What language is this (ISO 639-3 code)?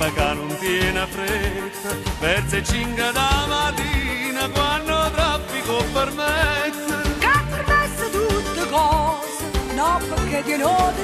bul